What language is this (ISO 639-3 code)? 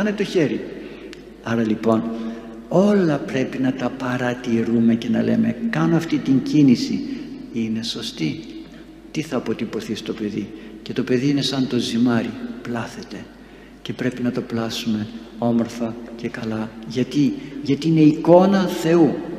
ell